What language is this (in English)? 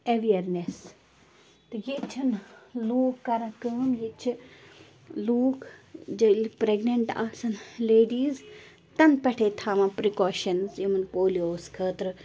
Kashmiri